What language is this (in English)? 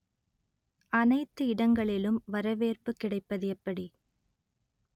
Tamil